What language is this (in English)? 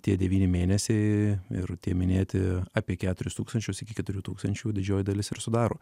Lithuanian